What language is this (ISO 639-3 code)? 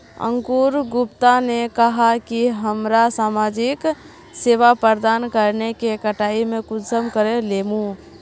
mag